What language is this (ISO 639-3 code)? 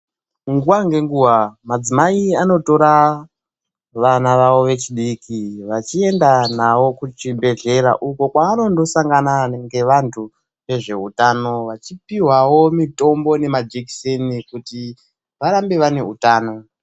ndc